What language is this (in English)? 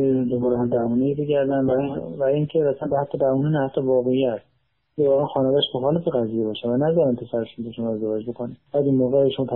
Persian